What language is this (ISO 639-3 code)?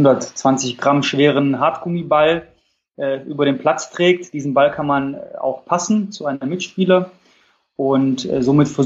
deu